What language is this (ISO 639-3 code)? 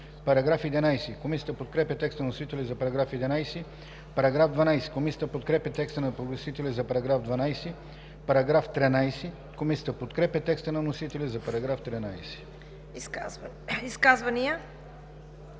bul